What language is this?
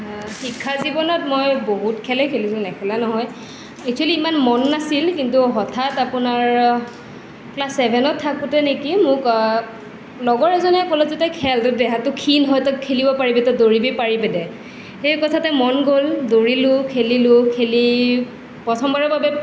Assamese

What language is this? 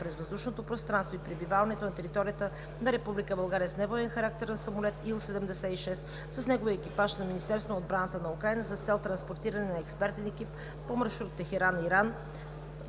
Bulgarian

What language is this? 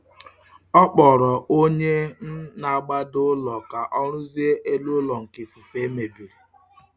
Igbo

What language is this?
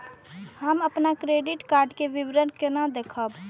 Maithili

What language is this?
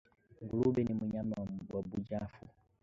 Swahili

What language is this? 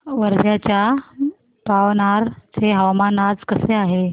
Marathi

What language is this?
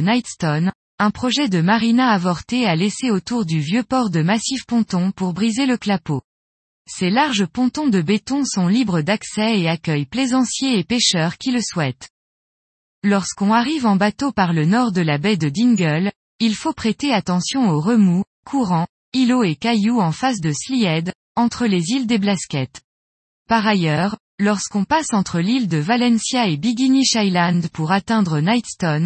French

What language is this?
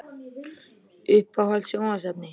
Icelandic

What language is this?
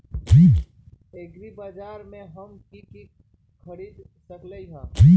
Magahi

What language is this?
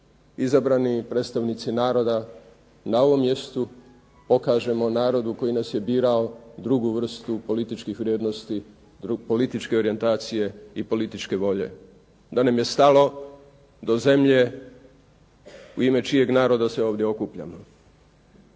Croatian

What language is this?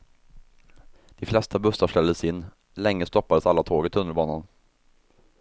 Swedish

